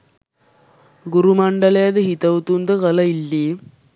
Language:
Sinhala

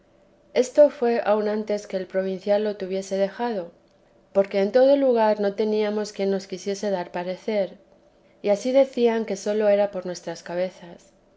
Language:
Spanish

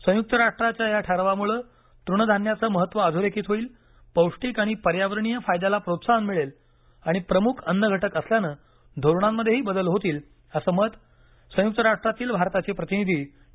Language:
Marathi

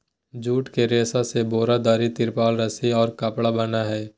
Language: Magahi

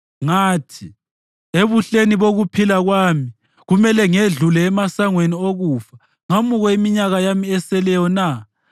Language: North Ndebele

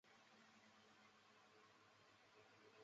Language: Chinese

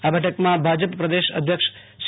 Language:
Gujarati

